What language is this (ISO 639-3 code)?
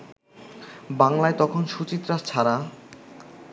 ben